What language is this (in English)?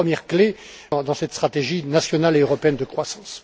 French